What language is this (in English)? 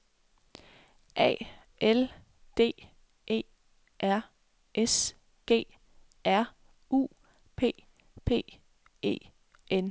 Danish